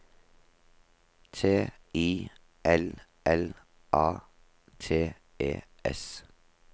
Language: Norwegian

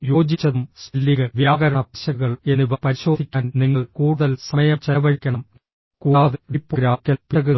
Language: Malayalam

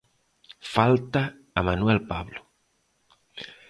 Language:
Galician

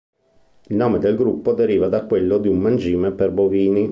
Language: Italian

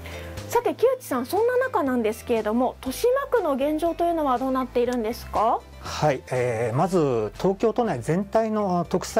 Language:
Japanese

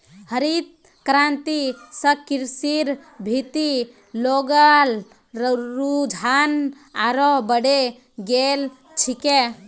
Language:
Magahi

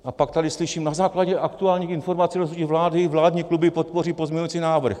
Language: Czech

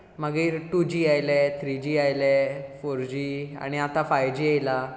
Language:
Konkani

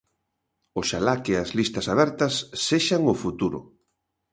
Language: Galician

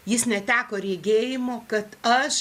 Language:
Lithuanian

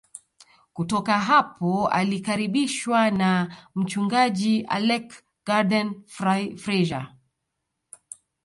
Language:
Swahili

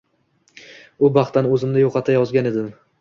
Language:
Uzbek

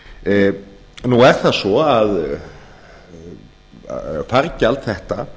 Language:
Icelandic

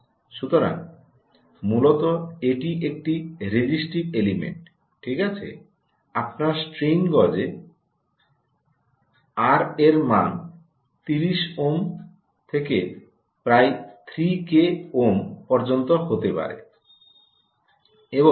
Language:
Bangla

